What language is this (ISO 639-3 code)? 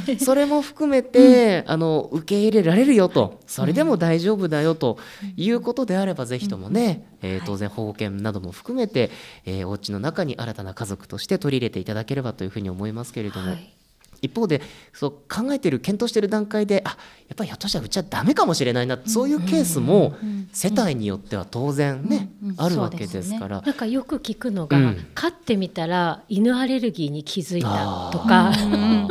jpn